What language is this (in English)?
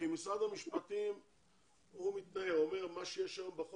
Hebrew